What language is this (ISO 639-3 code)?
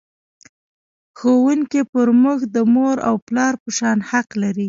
pus